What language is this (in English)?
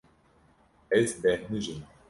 Kurdish